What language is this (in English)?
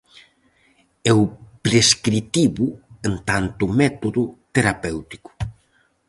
Galician